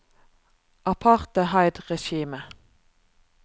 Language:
Norwegian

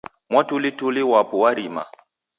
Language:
Taita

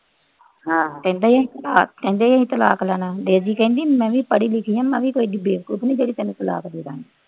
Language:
Punjabi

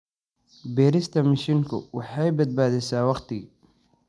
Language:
Somali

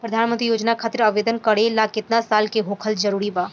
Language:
Bhojpuri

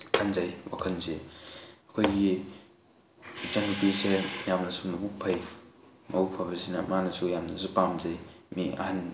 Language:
Manipuri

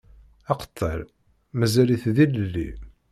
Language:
Kabyle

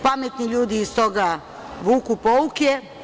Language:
Serbian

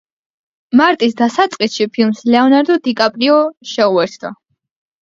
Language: Georgian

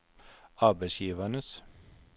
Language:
Norwegian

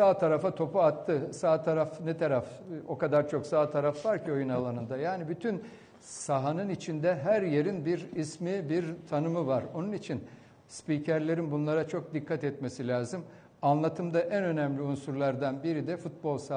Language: Turkish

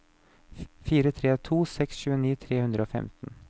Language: Norwegian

